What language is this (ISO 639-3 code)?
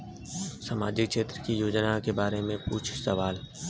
bho